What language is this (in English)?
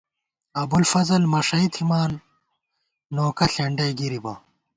Gawar-Bati